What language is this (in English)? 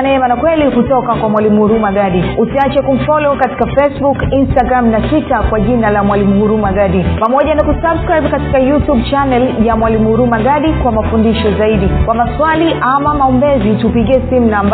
Swahili